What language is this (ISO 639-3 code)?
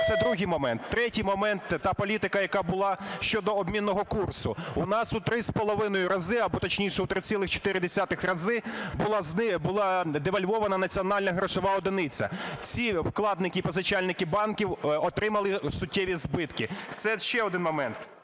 ukr